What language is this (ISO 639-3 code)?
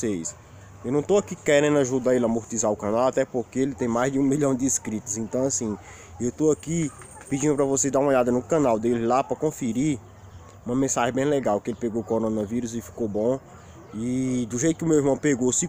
por